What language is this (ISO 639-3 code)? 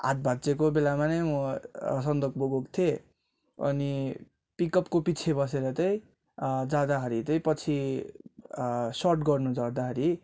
nep